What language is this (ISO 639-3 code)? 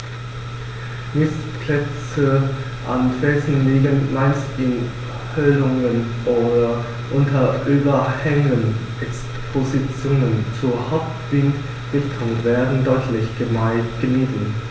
deu